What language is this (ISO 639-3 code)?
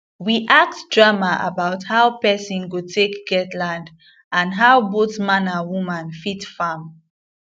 pcm